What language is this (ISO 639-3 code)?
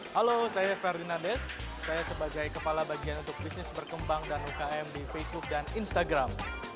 ind